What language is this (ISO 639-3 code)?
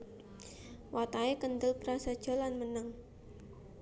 jav